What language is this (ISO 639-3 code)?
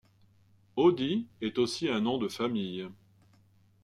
fra